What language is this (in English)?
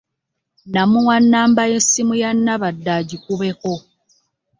Ganda